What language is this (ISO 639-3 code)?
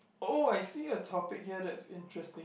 eng